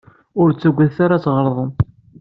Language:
Kabyle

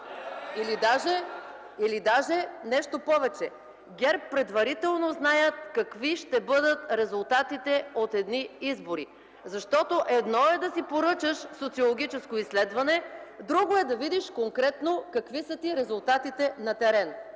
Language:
Bulgarian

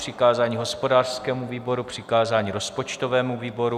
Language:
Czech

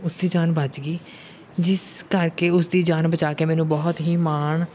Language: Punjabi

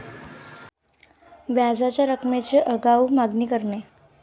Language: Marathi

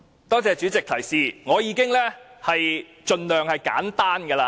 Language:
Cantonese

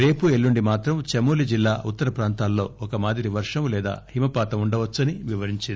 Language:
Telugu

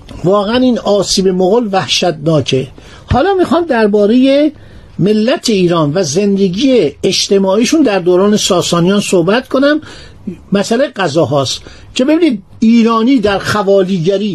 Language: Persian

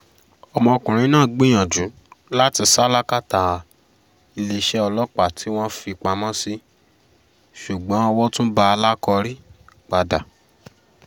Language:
Yoruba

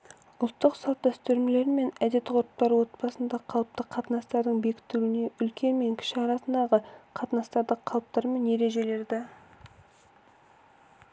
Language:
Kazakh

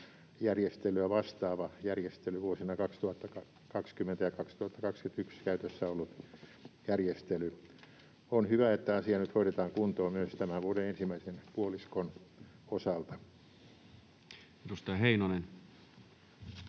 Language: Finnish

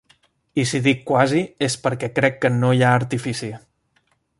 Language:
Catalan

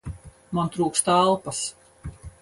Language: Latvian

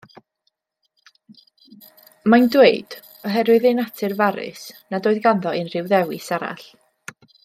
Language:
Welsh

